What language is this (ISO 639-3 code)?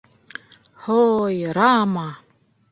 bak